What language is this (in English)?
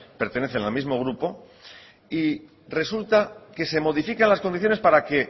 Spanish